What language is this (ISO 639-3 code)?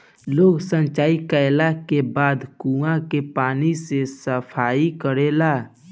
bho